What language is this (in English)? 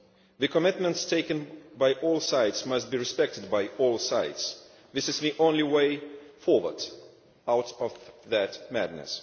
English